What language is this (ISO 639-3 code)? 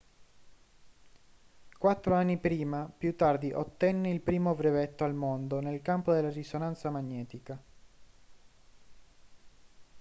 ita